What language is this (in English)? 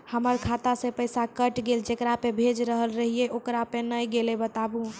Maithili